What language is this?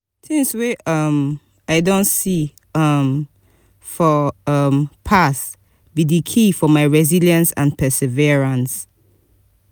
Nigerian Pidgin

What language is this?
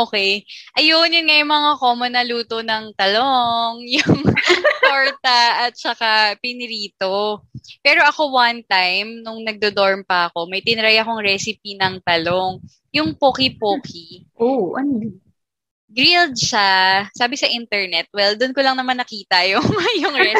Filipino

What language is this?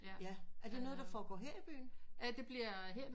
Danish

